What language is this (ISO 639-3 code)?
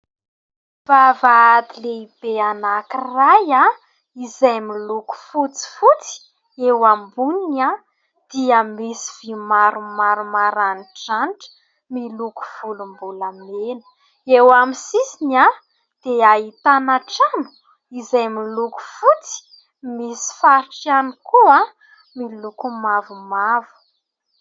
mlg